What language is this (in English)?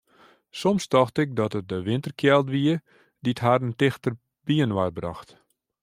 Western Frisian